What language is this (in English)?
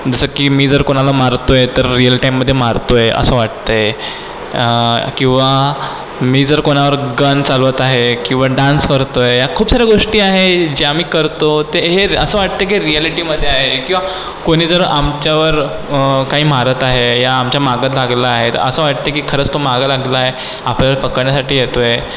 Marathi